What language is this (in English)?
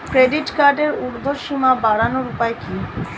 Bangla